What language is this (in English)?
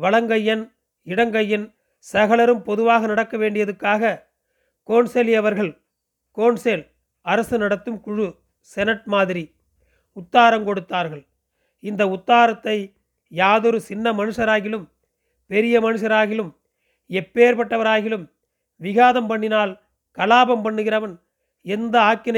Tamil